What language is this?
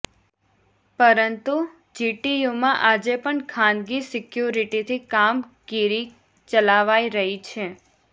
Gujarati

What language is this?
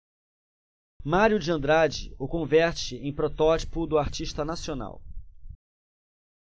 Portuguese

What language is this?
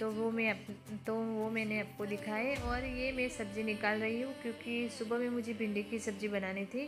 Hindi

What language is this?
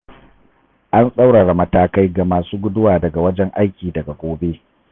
Hausa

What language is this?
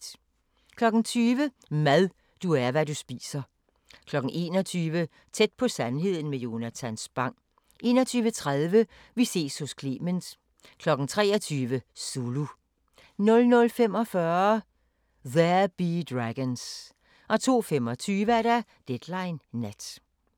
Danish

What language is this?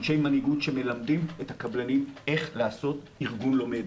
Hebrew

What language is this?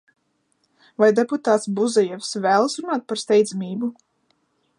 Latvian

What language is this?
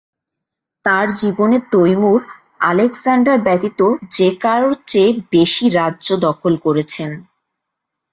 Bangla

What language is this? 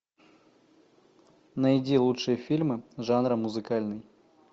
Russian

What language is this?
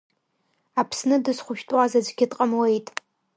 Abkhazian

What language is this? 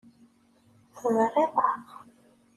Kabyle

